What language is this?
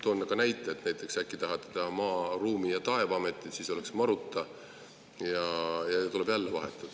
Estonian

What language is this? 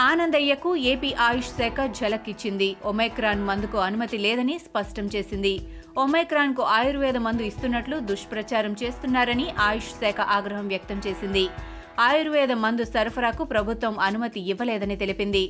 Telugu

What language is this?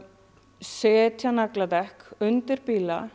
Icelandic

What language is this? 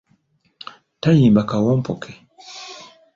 Ganda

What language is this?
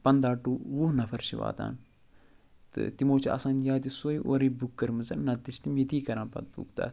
Kashmiri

